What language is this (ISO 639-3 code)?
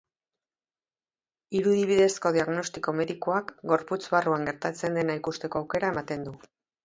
eus